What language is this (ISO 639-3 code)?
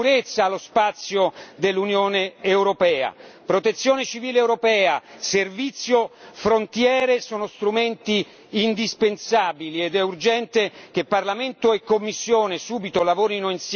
ita